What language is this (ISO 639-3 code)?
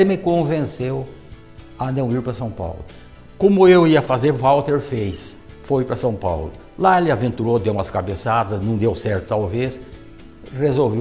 por